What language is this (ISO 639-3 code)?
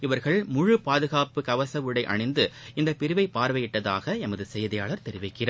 tam